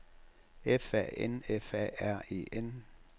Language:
Danish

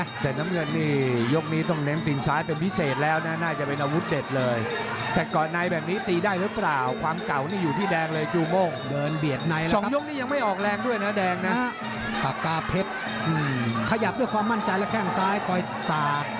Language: Thai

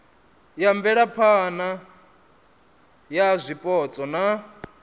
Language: Venda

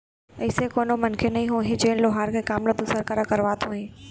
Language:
Chhattisgarhi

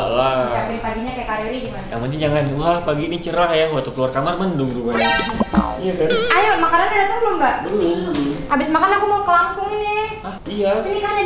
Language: Indonesian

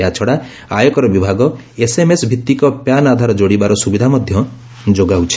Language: Odia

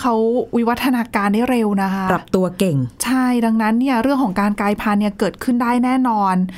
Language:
Thai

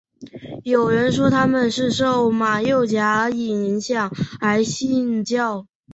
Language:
Chinese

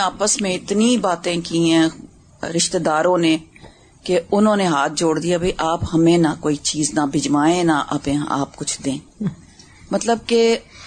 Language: Urdu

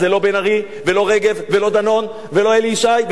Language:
Hebrew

